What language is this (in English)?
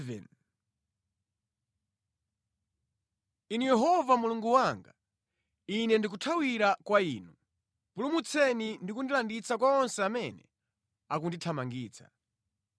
Nyanja